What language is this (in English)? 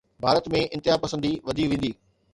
Sindhi